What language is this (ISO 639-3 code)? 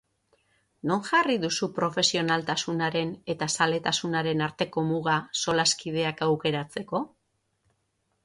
eus